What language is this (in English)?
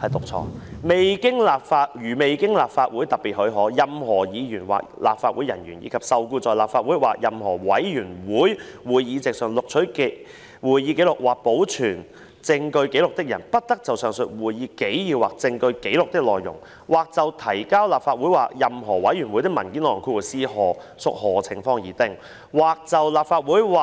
Cantonese